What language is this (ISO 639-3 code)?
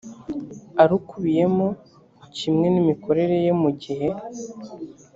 kin